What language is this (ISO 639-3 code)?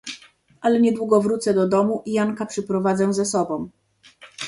pol